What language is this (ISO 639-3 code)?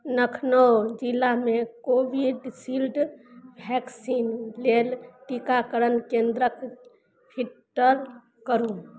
mai